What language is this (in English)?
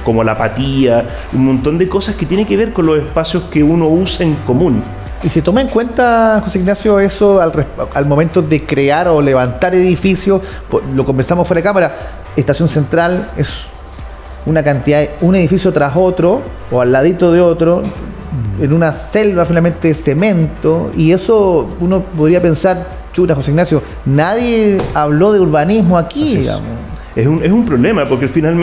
Spanish